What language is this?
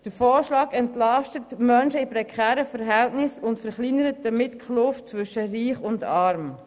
Swiss German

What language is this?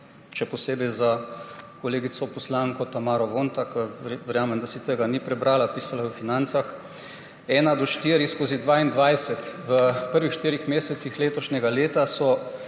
Slovenian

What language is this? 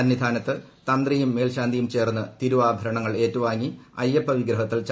Malayalam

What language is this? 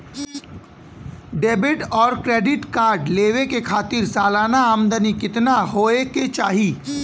Bhojpuri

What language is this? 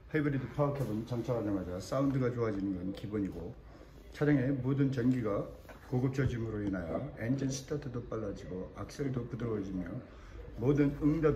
Korean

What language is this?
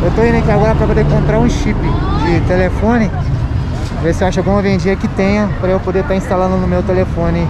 Portuguese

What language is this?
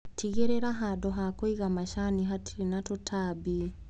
Kikuyu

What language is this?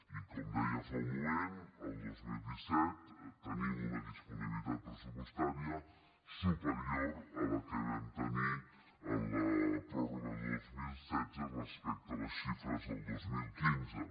Catalan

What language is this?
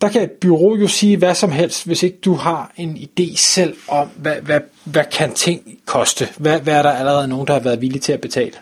Danish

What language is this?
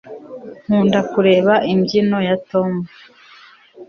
Kinyarwanda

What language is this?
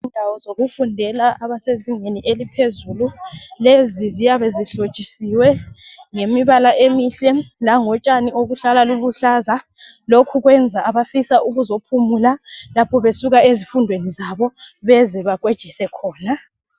North Ndebele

